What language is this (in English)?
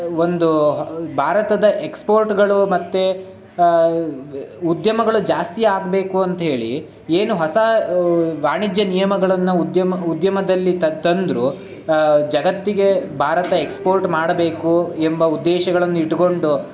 Kannada